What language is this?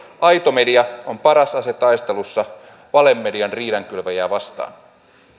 Finnish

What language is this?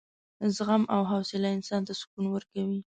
Pashto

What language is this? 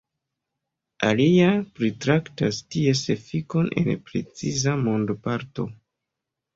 Esperanto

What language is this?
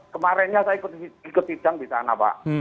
Indonesian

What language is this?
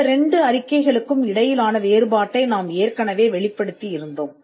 Tamil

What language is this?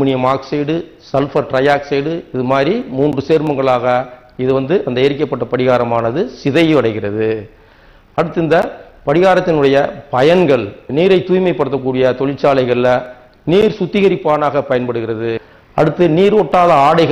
Romanian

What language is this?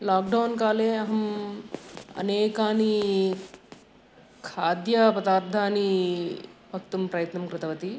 Sanskrit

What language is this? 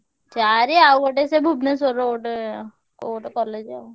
Odia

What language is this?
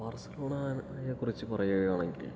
Malayalam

